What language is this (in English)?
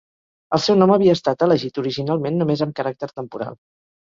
Catalan